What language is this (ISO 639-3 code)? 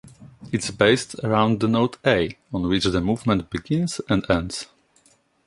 eng